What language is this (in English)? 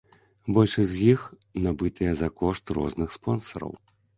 Belarusian